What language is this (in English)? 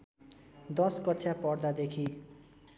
Nepali